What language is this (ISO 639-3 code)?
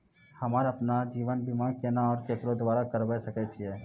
mai